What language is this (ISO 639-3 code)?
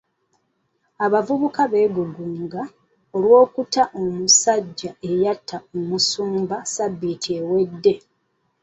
lug